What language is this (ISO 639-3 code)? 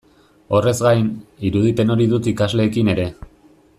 eus